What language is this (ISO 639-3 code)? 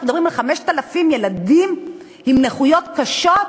heb